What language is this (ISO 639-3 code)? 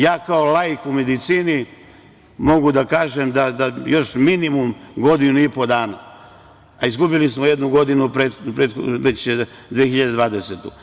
srp